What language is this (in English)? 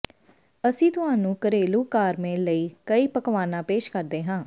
Punjabi